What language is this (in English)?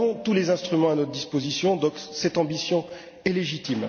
French